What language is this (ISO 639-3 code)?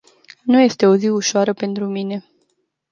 ron